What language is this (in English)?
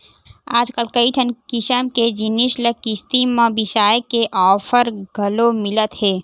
Chhattisgarhi